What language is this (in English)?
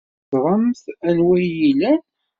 Kabyle